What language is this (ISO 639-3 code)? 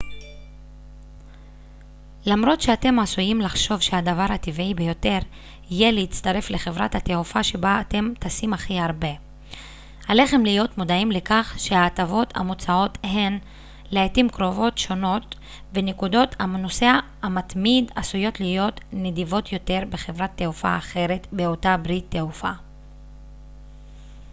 heb